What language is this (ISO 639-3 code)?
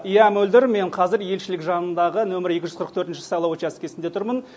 kaz